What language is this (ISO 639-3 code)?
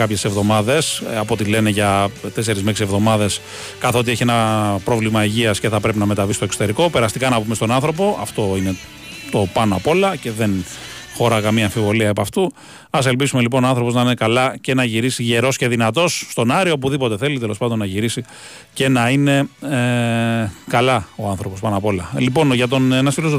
ell